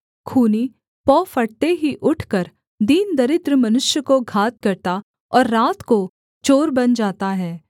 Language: Hindi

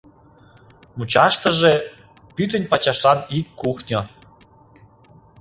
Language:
Mari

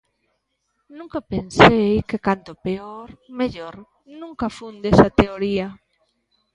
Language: Galician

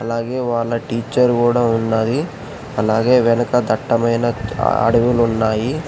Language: Telugu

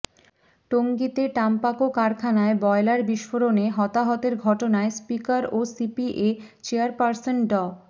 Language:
Bangla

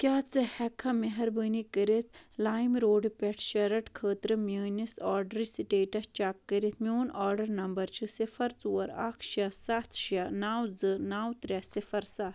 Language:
Kashmiri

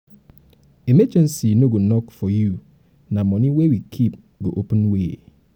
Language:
Nigerian Pidgin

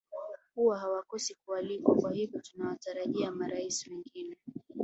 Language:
Swahili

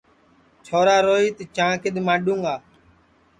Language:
Sansi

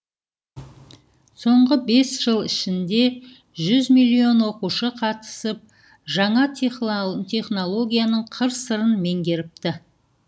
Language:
Kazakh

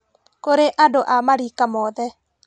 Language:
Kikuyu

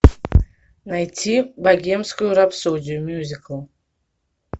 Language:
Russian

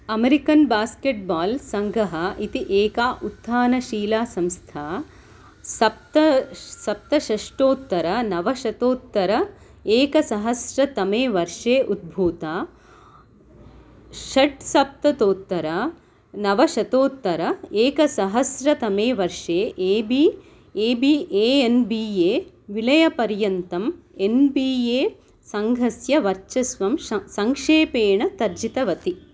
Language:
Sanskrit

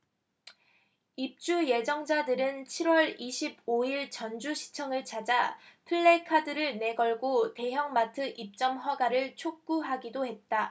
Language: Korean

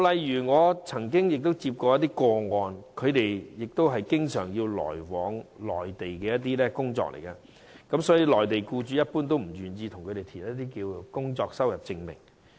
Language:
Cantonese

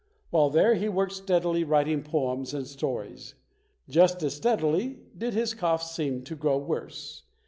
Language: English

